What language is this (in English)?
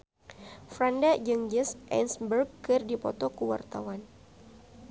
Sundanese